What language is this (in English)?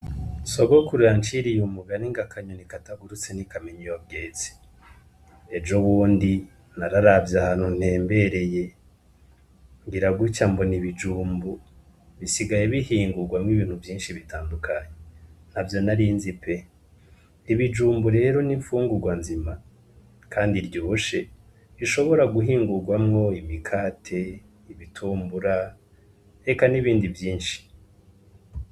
Rundi